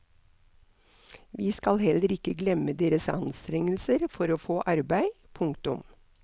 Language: Norwegian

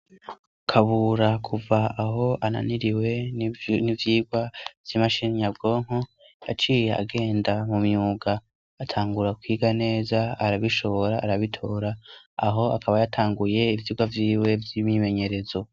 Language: Rundi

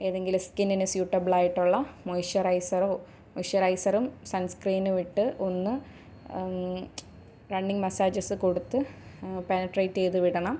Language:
Malayalam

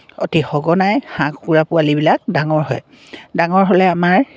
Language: Assamese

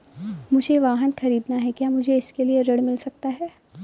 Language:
Hindi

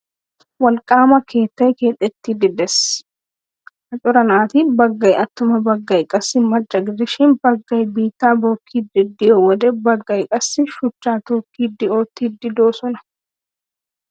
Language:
Wolaytta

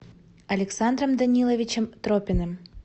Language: Russian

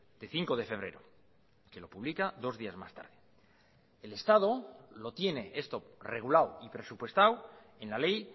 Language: Spanish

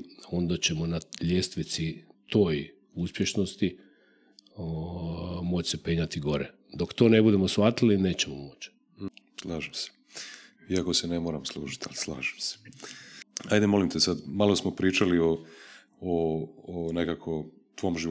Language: Croatian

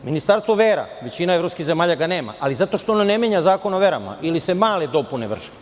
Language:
Serbian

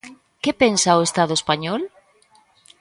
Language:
Galician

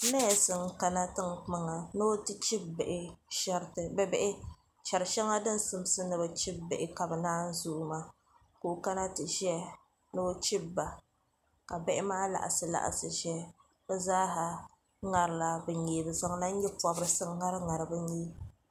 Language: Dagbani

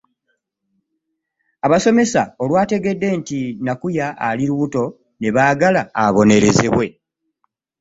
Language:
Ganda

